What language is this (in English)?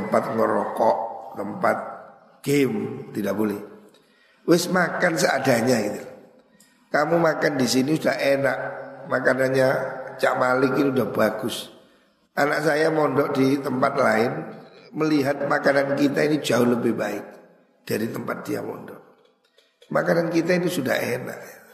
Indonesian